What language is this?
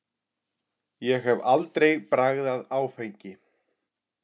Icelandic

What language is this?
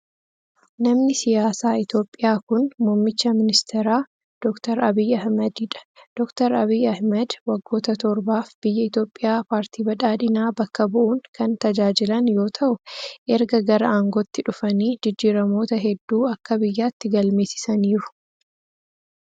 Oromo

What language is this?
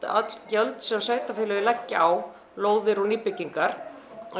Icelandic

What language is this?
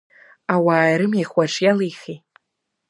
Abkhazian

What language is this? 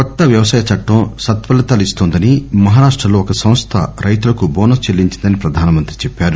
Telugu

